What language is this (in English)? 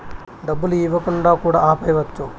Telugu